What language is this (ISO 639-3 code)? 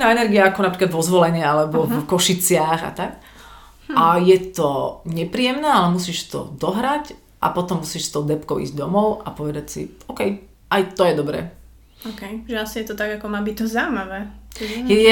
slk